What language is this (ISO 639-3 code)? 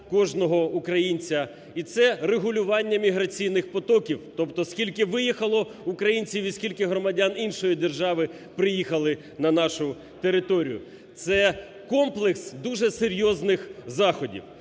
ukr